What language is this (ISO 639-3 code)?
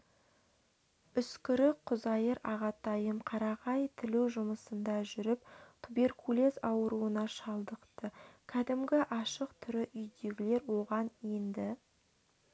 kaz